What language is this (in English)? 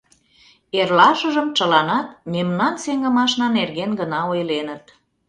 Mari